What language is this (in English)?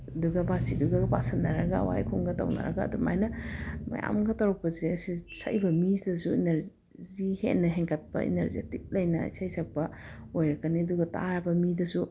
Manipuri